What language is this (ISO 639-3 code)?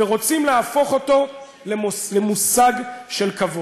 heb